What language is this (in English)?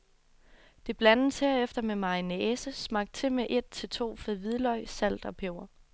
Danish